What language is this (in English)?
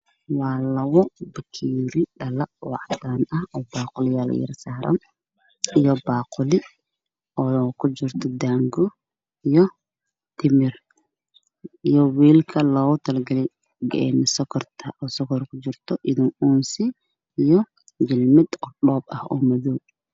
Somali